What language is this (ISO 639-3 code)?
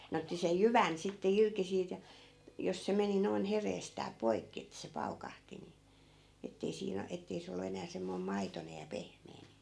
fin